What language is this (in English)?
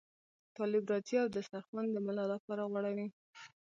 Pashto